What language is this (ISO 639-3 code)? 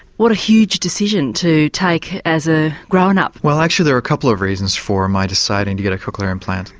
eng